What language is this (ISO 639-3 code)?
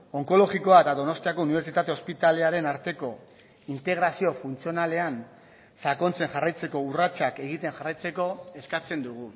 eus